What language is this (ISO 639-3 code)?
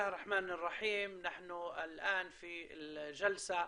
heb